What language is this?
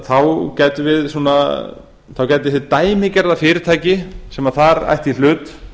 Icelandic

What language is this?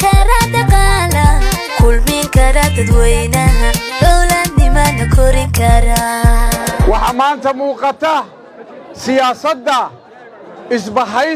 Arabic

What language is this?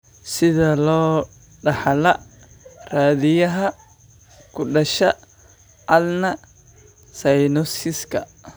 Somali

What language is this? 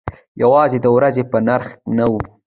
Pashto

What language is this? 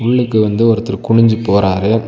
Tamil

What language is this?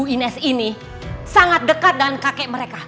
Indonesian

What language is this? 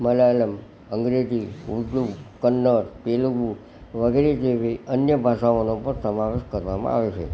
Gujarati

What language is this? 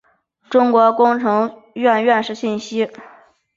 Chinese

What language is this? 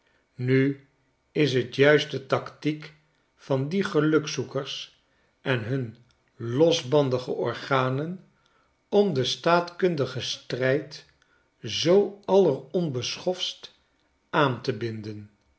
Dutch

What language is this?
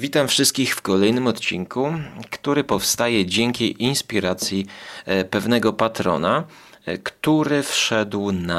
Polish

